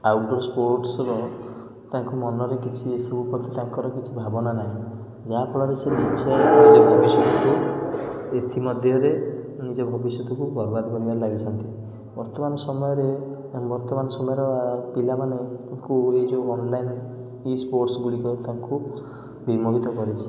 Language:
Odia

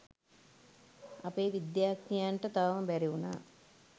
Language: Sinhala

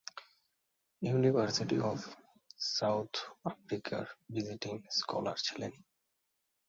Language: Bangla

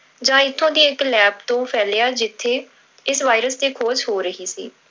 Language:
Punjabi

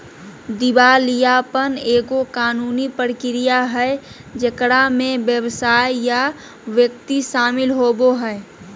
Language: Magahi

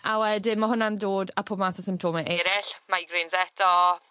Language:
Welsh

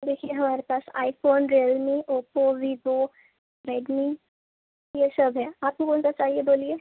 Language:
Urdu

